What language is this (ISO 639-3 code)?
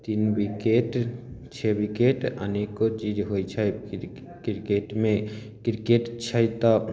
mai